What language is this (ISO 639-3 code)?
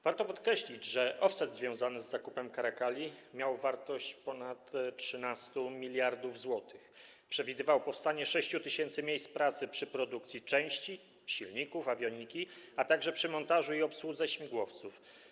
pol